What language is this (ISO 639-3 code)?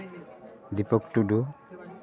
sat